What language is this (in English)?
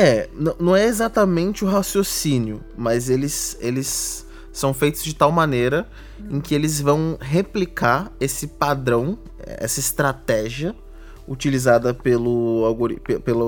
Portuguese